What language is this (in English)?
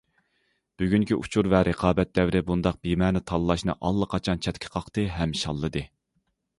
Uyghur